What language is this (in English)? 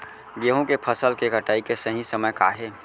Chhattisgarhi